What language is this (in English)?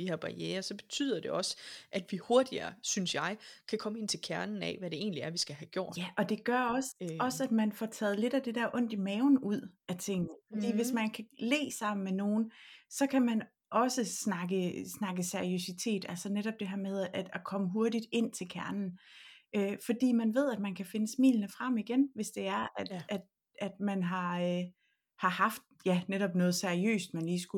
Danish